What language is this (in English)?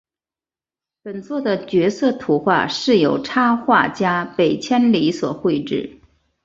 Chinese